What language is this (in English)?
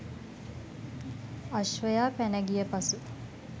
Sinhala